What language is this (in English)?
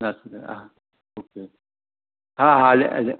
Sindhi